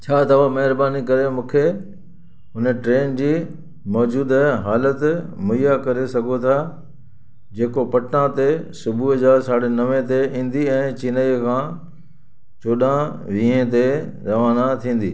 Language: Sindhi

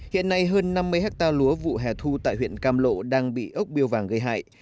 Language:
Vietnamese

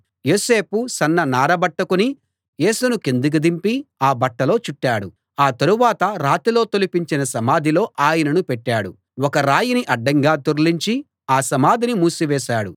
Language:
Telugu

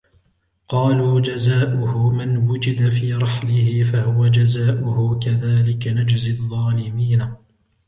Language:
Arabic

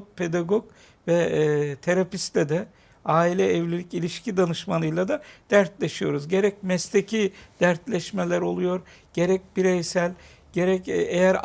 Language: Turkish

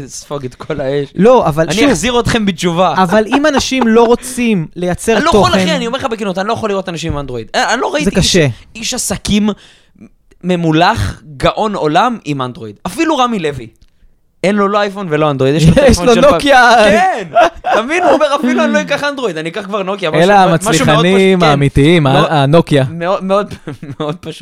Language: Hebrew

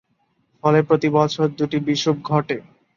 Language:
Bangla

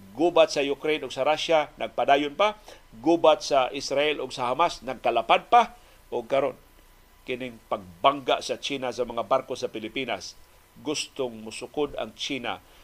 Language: Filipino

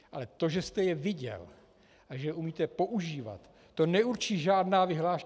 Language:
Czech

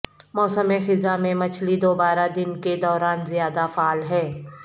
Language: Urdu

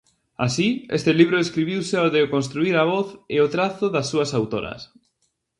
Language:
Galician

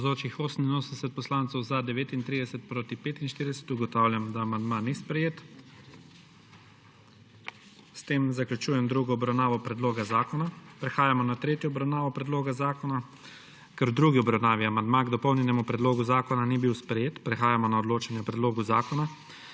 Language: Slovenian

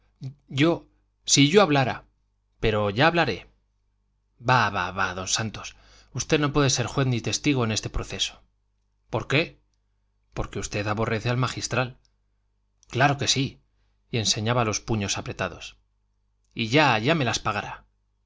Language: Spanish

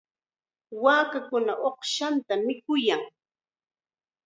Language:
Chiquián Ancash Quechua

